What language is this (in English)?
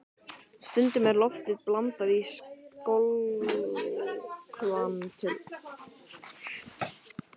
Icelandic